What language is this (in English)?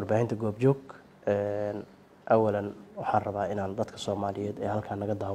Arabic